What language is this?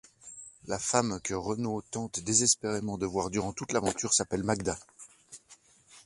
French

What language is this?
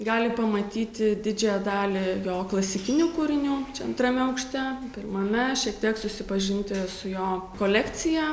Lithuanian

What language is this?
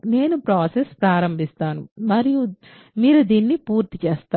Telugu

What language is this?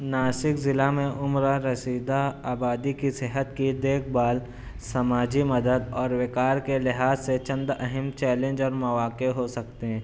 Urdu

